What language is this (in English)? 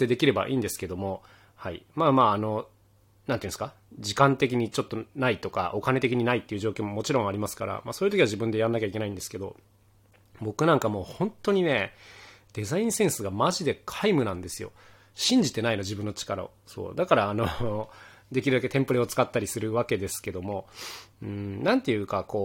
Japanese